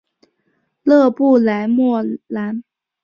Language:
Chinese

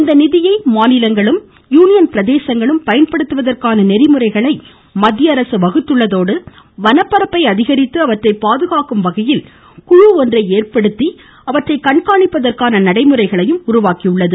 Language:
Tamil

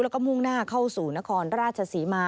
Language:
Thai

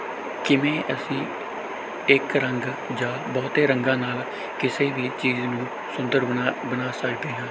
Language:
Punjabi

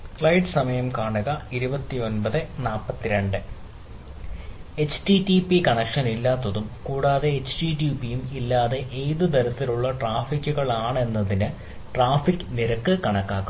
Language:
Malayalam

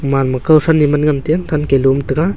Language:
Wancho Naga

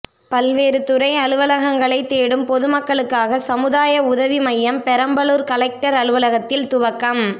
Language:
Tamil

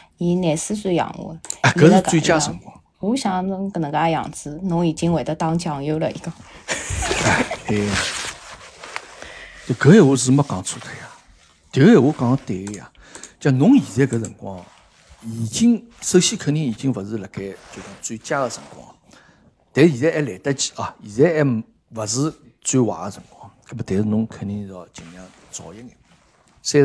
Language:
Chinese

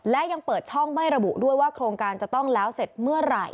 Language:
Thai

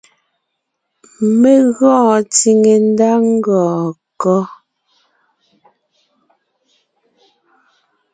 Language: Ngiemboon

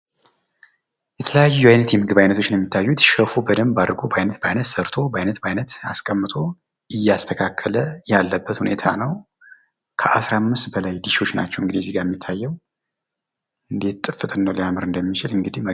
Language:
Amharic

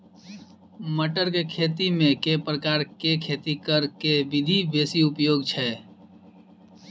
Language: Maithili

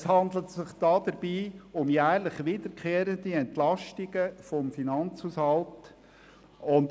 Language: Swiss German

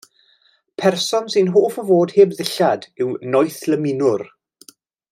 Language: Welsh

